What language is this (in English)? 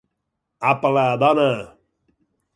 Catalan